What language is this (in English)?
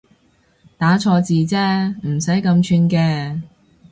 Cantonese